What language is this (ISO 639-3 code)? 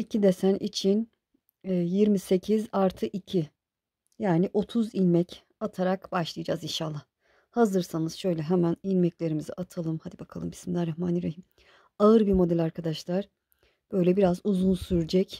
tur